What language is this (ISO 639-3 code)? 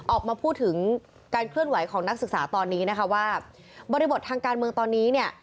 tha